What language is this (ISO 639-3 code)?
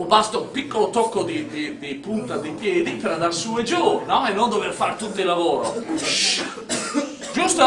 ita